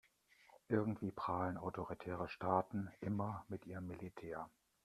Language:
German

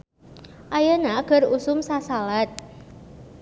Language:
Sundanese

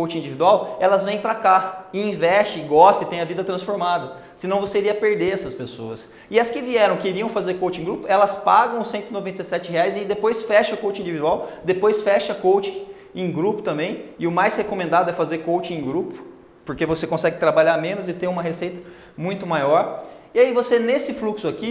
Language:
Portuguese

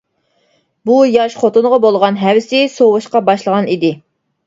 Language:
Uyghur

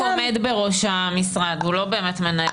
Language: Hebrew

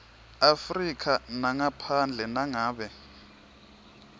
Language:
Swati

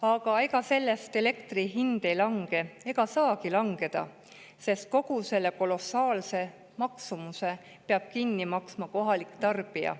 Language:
Estonian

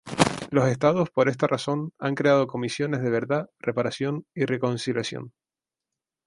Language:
Spanish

